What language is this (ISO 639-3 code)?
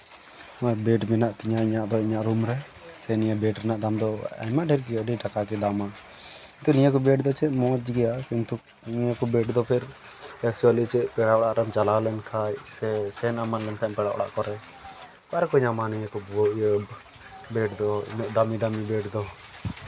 sat